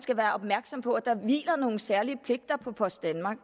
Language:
Danish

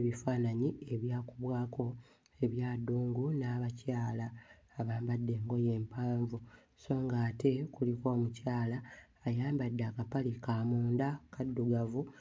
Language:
Ganda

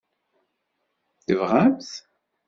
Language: Kabyle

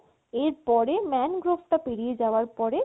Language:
Bangla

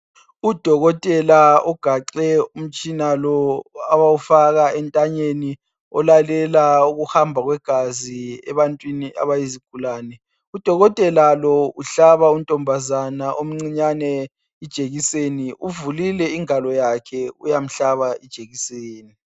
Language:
North Ndebele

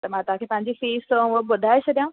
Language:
Sindhi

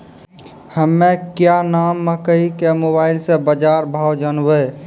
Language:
Maithili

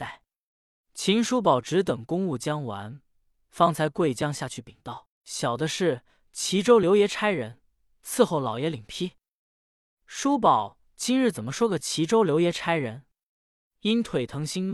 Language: Chinese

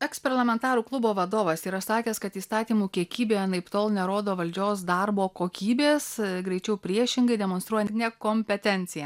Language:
Lithuanian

